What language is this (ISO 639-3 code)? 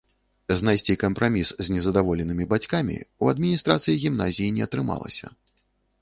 bel